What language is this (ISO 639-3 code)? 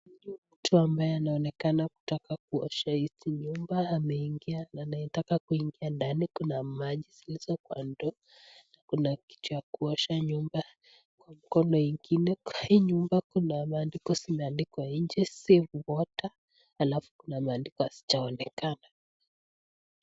swa